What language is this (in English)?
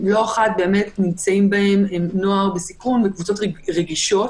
Hebrew